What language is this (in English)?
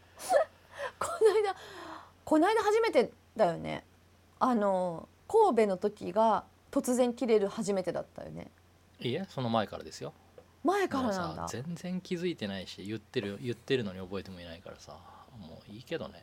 Japanese